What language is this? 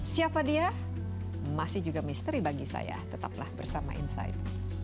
Indonesian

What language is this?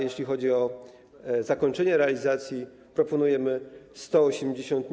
Polish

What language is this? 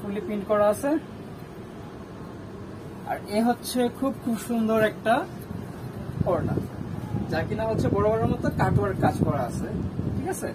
Bangla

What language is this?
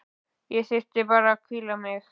Icelandic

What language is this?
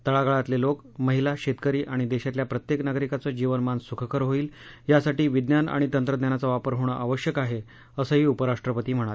Marathi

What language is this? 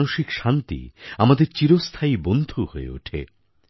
Bangla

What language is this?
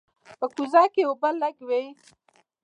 Pashto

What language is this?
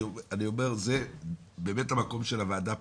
Hebrew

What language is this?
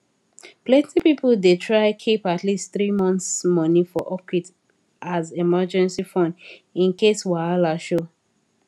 Nigerian Pidgin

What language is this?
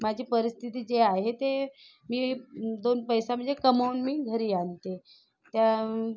Marathi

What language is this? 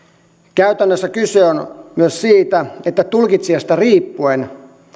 Finnish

